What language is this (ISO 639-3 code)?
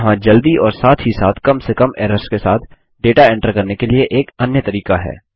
hin